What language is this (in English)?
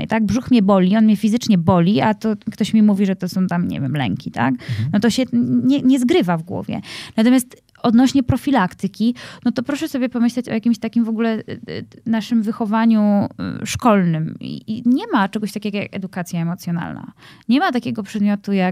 Polish